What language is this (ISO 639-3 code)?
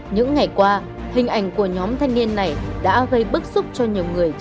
vie